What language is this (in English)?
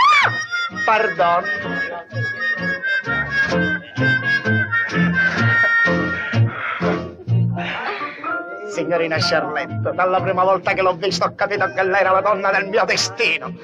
Italian